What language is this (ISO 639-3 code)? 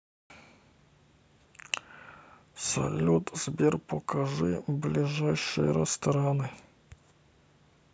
rus